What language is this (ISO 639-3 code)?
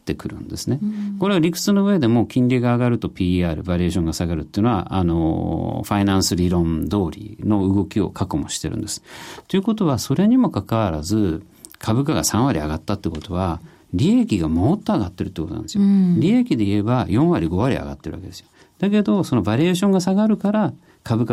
jpn